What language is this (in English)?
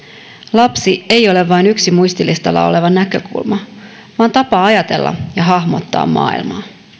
Finnish